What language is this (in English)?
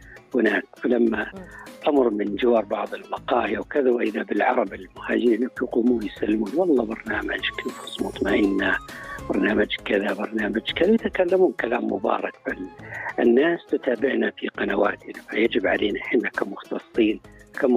Arabic